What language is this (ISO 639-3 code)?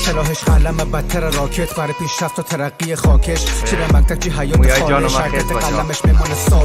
fas